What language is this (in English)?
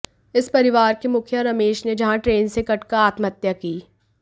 Hindi